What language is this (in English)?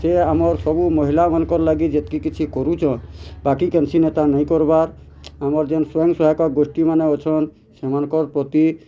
Odia